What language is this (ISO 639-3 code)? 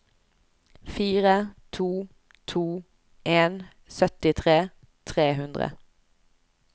nor